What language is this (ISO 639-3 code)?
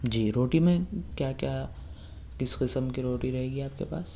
urd